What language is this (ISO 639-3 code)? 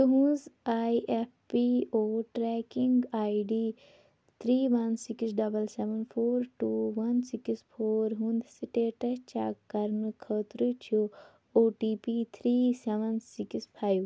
kas